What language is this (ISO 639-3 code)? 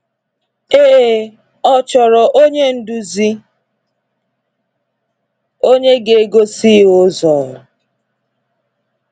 ibo